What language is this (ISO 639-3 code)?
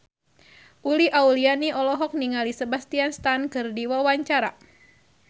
sun